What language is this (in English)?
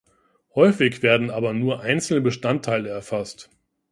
German